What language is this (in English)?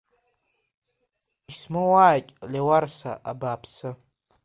Abkhazian